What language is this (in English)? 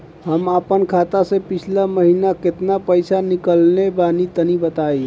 Bhojpuri